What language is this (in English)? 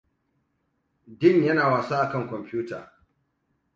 Hausa